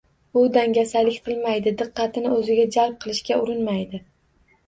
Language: Uzbek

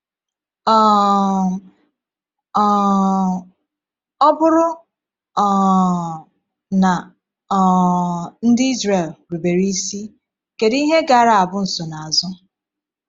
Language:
Igbo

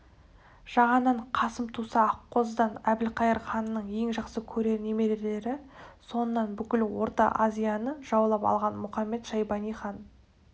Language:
Kazakh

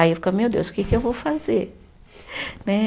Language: Portuguese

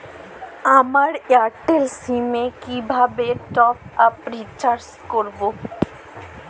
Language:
Bangla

